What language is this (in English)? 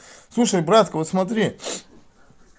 Russian